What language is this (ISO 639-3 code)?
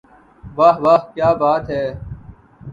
urd